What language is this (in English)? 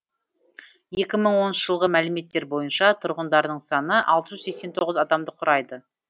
Kazakh